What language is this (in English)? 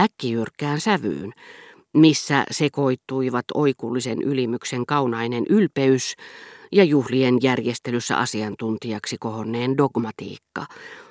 Finnish